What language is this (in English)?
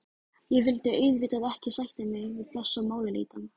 Icelandic